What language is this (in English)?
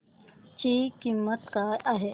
Marathi